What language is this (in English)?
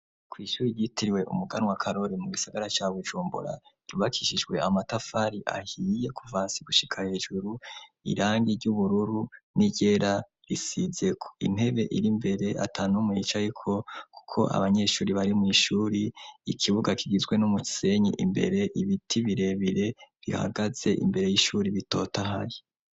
Rundi